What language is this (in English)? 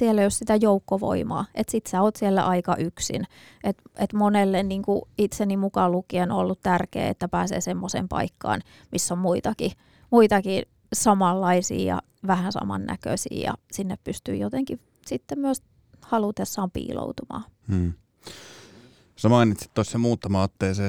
Finnish